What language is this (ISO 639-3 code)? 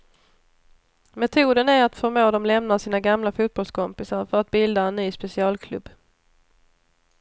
swe